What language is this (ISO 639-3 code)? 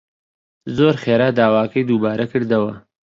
ckb